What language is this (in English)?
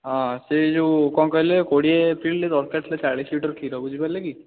Odia